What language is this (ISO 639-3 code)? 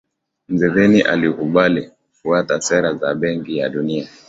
swa